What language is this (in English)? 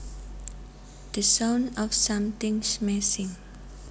Javanese